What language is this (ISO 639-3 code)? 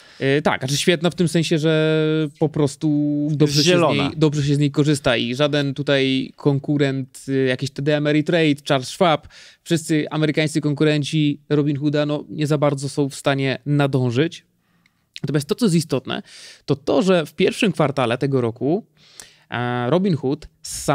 pol